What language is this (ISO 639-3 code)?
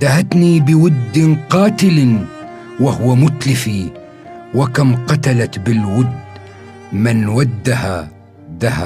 ara